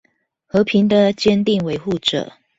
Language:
Chinese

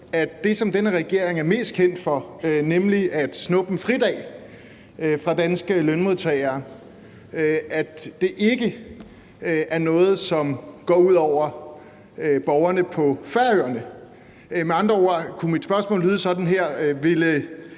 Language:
Danish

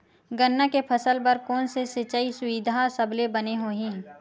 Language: Chhattisgarhi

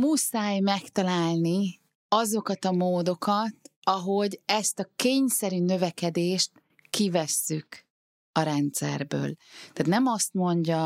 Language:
Hungarian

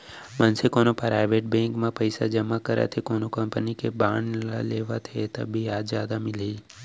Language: Chhattisgarhi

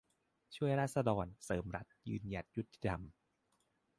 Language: Thai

